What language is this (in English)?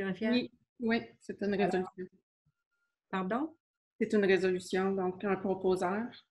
French